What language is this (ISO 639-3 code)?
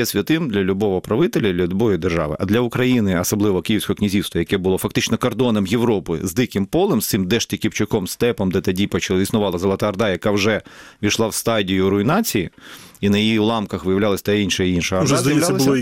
ukr